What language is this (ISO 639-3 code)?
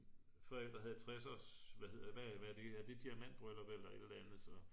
dan